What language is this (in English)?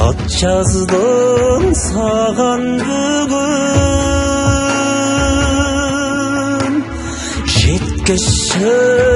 Turkish